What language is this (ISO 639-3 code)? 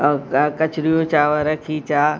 snd